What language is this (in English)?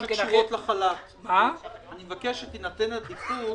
Hebrew